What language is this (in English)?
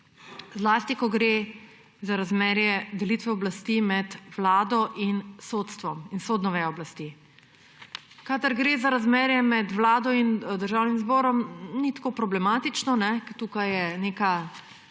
Slovenian